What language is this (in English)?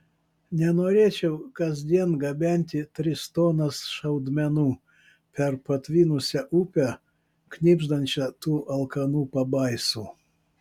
Lithuanian